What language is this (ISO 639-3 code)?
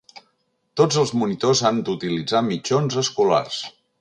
cat